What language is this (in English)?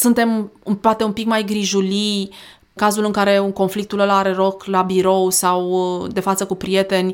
Romanian